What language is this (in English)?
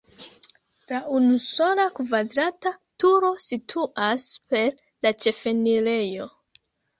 Esperanto